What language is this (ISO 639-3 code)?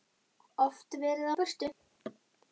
isl